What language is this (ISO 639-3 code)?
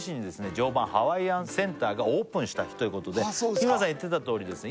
jpn